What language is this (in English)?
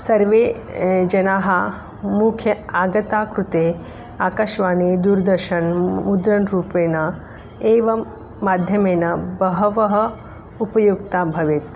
Sanskrit